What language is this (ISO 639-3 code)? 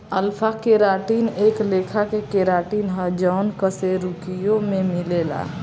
bho